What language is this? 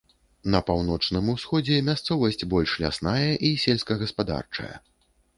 Belarusian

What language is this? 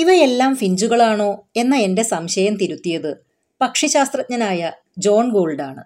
Malayalam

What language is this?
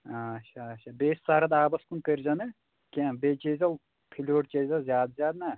Kashmiri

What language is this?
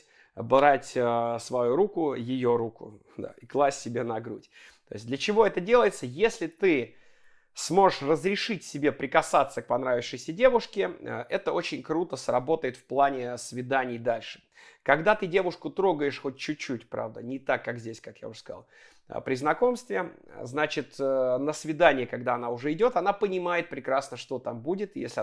Russian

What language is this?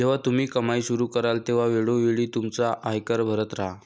Marathi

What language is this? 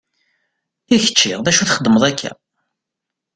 Kabyle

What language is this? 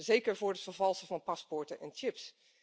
Dutch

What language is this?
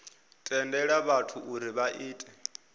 Venda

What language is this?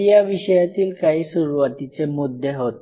Marathi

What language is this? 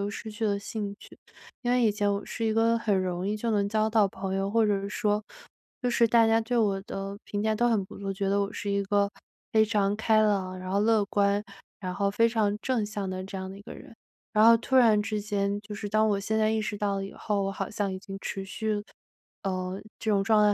Chinese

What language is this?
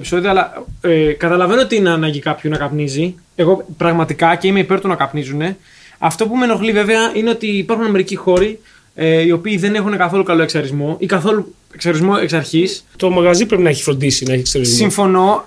Greek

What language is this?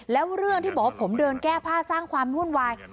Thai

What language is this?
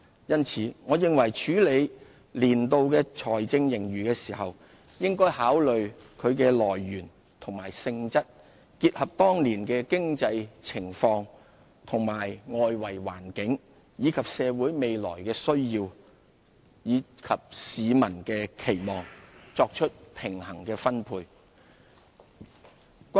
Cantonese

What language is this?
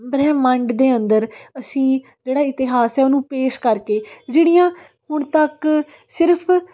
Punjabi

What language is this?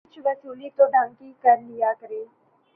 Urdu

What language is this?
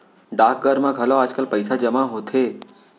Chhattisgarhi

